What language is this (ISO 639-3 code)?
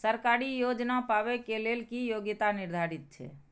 mai